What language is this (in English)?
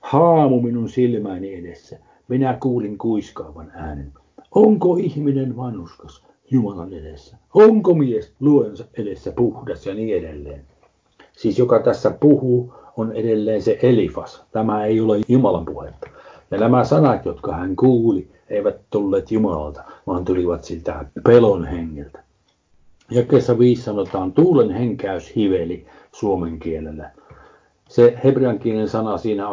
Finnish